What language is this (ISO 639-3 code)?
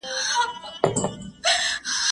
pus